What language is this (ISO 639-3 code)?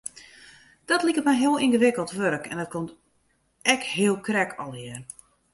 fry